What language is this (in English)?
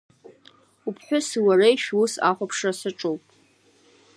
Abkhazian